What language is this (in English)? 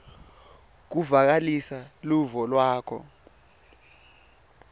Swati